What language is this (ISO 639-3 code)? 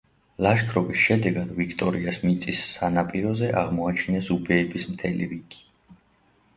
kat